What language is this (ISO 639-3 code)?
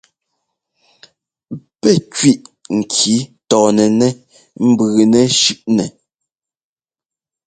jgo